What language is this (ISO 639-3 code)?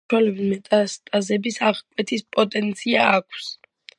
kat